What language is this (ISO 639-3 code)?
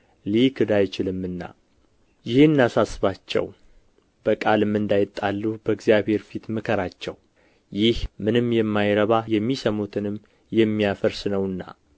amh